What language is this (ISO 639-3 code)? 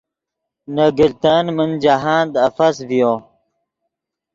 ydg